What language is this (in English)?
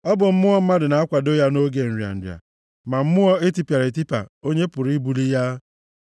Igbo